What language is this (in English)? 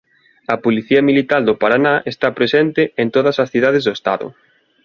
Galician